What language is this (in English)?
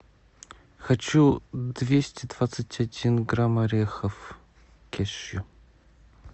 Russian